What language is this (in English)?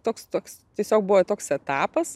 Lithuanian